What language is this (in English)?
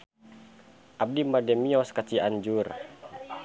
Sundanese